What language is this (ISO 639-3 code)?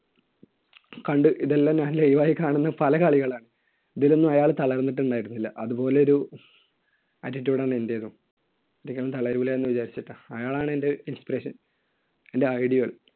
mal